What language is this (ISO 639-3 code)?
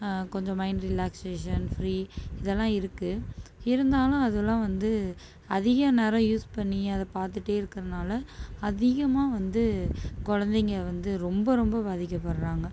tam